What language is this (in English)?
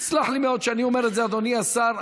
Hebrew